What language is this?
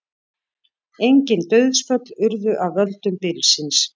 Icelandic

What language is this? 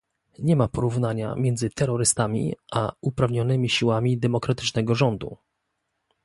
Polish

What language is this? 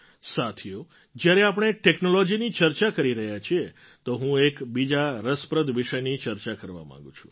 Gujarati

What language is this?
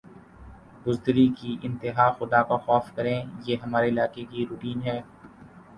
Urdu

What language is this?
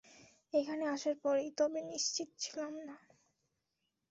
Bangla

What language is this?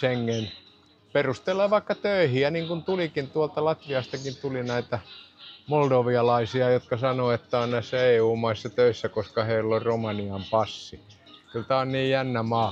Finnish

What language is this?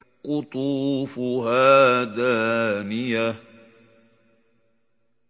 Arabic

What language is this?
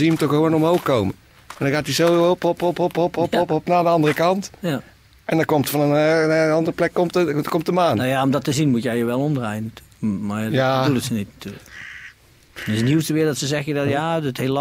Dutch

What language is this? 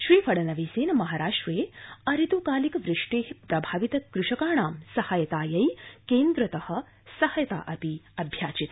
Sanskrit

